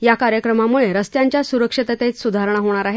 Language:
Marathi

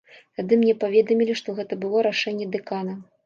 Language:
Belarusian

